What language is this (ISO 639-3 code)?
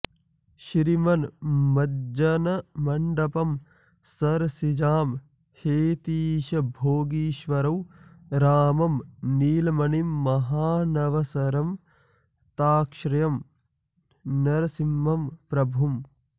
san